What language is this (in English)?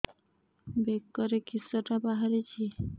Odia